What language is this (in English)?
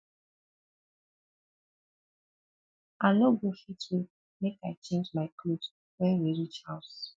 Nigerian Pidgin